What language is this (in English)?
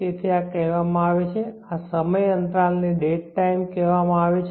Gujarati